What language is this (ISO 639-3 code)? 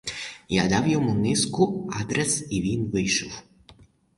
ukr